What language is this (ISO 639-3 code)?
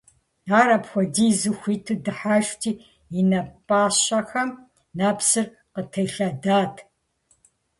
kbd